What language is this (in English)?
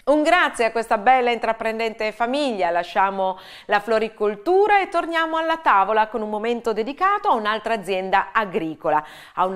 Italian